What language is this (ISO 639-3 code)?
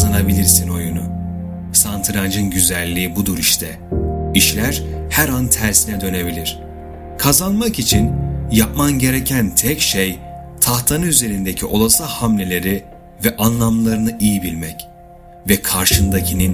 tur